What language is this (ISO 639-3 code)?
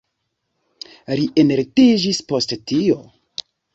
epo